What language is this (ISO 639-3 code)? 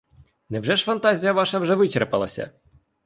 ukr